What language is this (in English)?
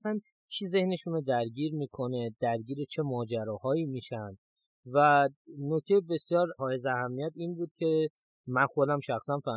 Persian